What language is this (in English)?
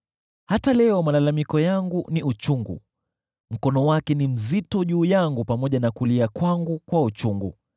Swahili